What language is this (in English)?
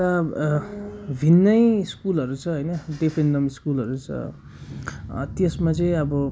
Nepali